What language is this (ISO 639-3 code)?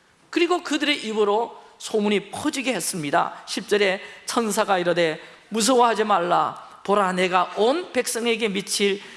kor